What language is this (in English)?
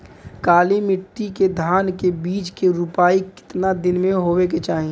Bhojpuri